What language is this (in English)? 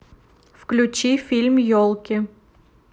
Russian